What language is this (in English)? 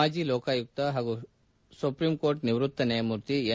Kannada